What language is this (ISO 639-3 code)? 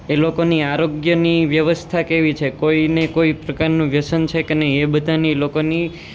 guj